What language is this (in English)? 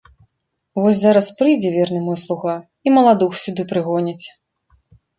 Belarusian